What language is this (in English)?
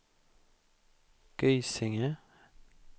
Swedish